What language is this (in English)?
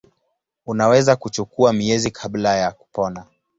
Swahili